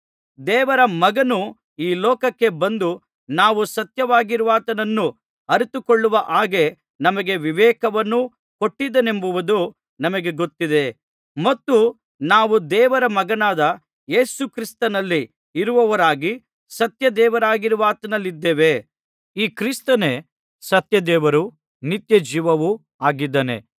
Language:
Kannada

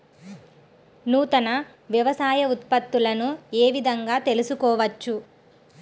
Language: Telugu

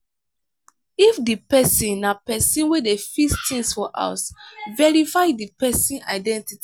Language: Nigerian Pidgin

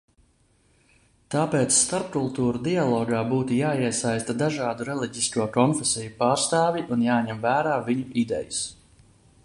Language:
Latvian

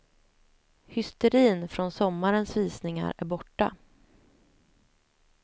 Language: Swedish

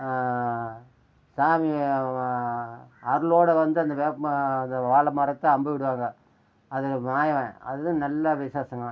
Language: Tamil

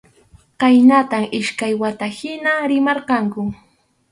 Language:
Arequipa-La Unión Quechua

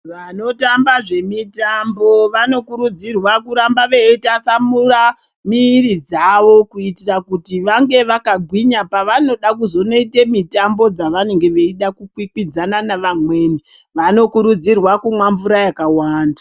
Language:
Ndau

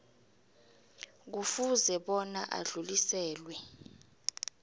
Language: South Ndebele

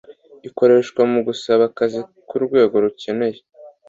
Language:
Kinyarwanda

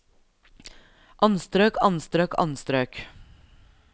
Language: Norwegian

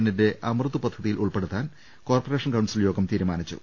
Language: Malayalam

